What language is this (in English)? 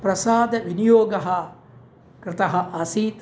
Sanskrit